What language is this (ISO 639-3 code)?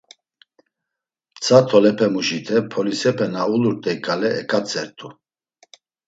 lzz